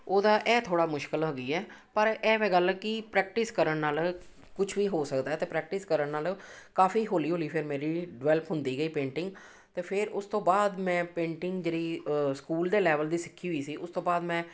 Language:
Punjabi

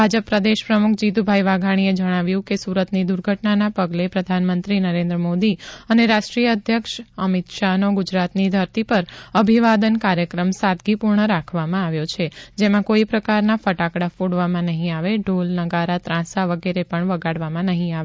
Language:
Gujarati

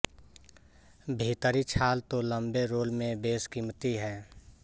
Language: Hindi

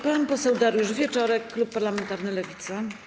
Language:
Polish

